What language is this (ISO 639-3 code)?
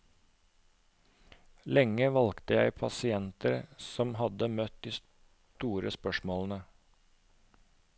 nor